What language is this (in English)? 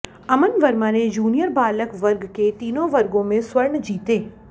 Hindi